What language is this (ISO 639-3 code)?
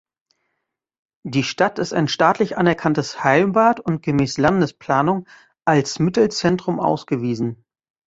deu